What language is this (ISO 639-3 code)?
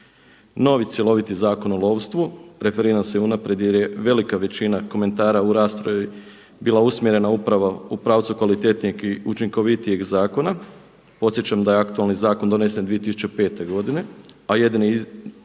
hrv